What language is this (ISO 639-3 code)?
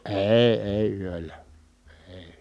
fin